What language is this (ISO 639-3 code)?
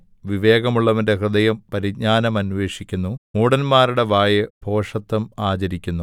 mal